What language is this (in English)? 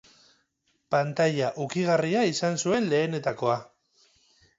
Basque